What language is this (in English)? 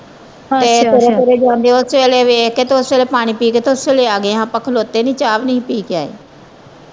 Punjabi